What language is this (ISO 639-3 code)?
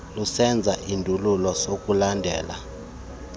xho